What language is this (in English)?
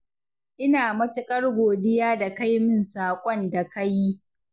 Hausa